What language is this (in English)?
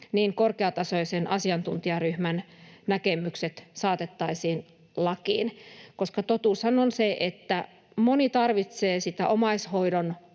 Finnish